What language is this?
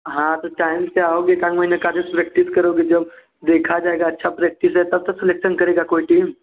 Hindi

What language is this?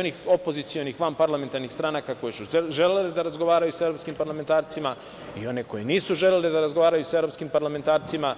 Serbian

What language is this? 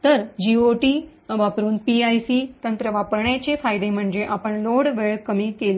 Marathi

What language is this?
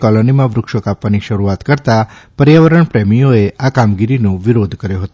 Gujarati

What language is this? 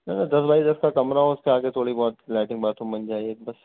Urdu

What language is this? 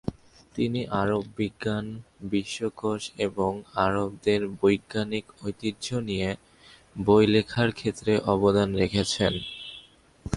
Bangla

